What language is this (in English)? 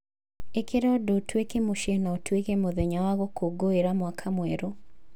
Kikuyu